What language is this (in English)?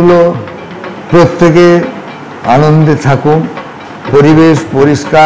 Korean